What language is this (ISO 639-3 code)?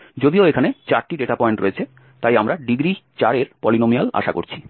ben